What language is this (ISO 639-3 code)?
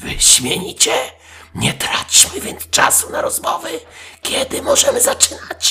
pol